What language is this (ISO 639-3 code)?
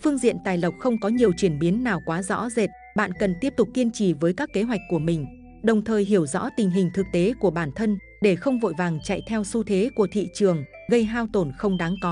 vie